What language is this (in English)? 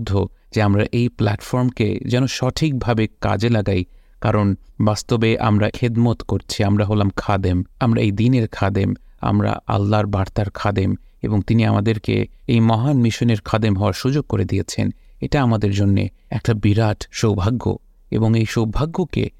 Bangla